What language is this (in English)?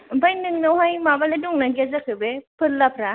Bodo